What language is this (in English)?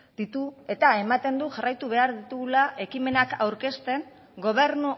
Basque